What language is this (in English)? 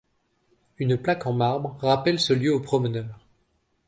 French